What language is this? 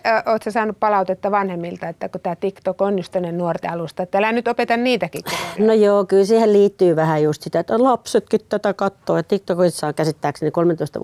Finnish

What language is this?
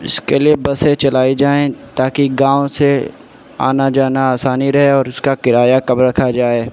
Urdu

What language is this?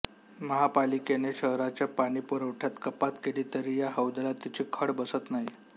Marathi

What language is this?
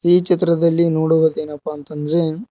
Kannada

